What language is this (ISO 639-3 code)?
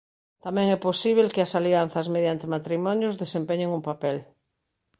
glg